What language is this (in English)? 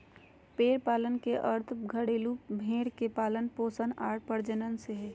Magahi